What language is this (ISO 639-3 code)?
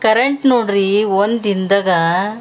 kan